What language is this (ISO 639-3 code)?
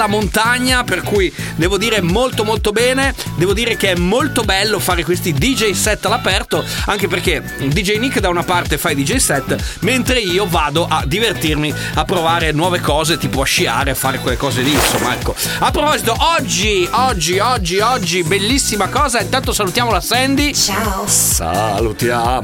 ita